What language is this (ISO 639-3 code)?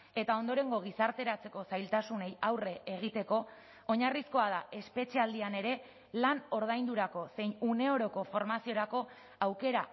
eus